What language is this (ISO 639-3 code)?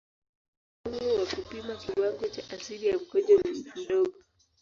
swa